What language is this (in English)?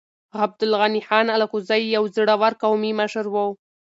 Pashto